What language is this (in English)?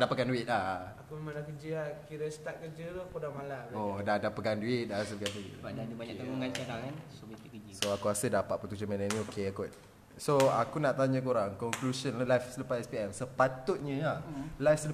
Malay